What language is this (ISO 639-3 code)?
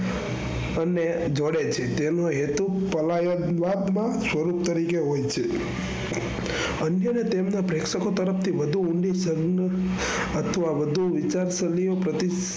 guj